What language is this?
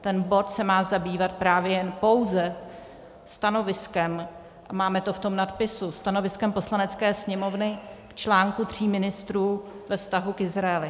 Czech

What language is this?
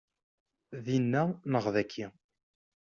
Kabyle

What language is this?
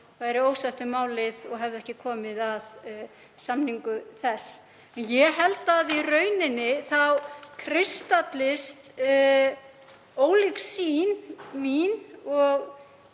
Icelandic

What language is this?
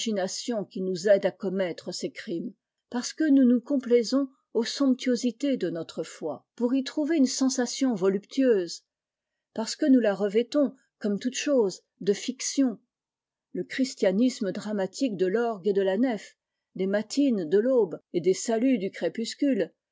French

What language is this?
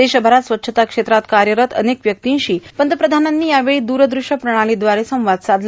Marathi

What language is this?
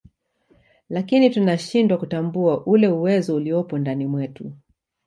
Swahili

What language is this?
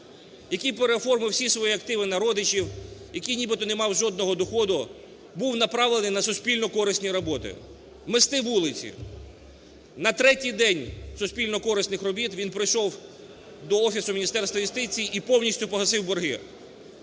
Ukrainian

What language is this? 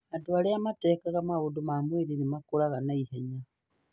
Kikuyu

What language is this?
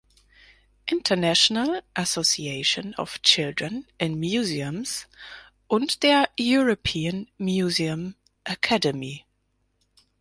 German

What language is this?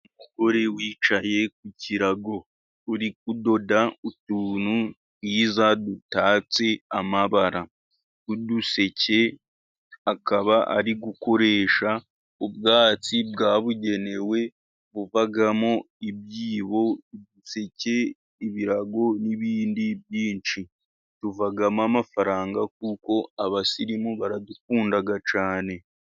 Kinyarwanda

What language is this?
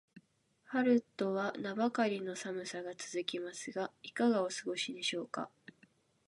Japanese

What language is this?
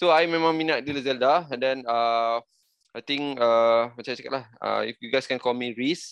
Malay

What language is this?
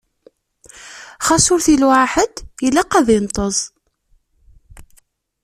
Kabyle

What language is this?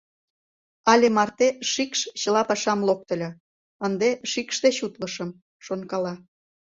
Mari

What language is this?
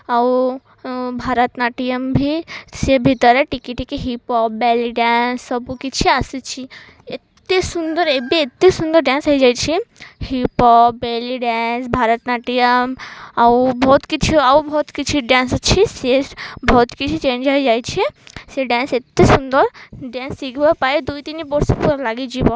Odia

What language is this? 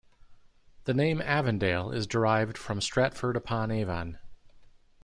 English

